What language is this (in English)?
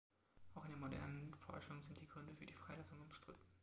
German